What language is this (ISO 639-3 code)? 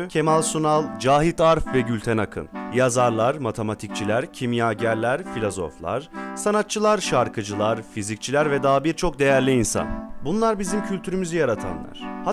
tur